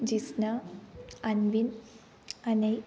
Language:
Sanskrit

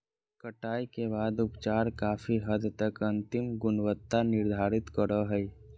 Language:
Magahi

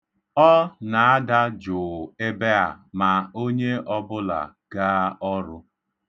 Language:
Igbo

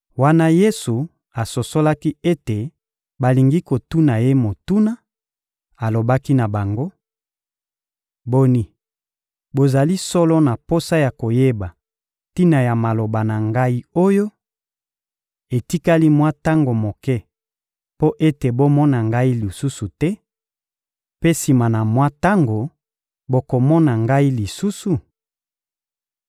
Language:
Lingala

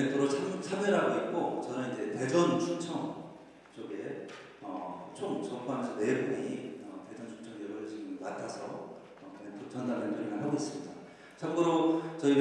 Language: Korean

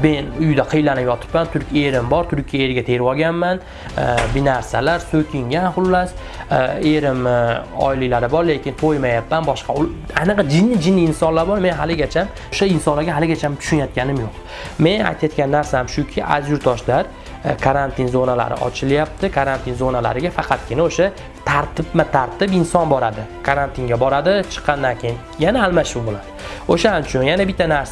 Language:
Russian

